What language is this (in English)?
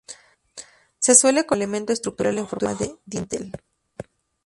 Spanish